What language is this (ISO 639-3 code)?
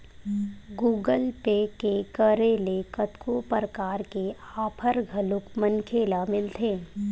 hne